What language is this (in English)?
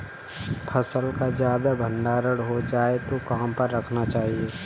Hindi